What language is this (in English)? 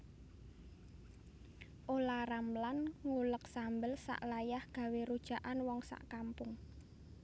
Javanese